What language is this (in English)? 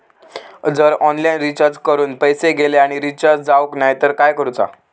Marathi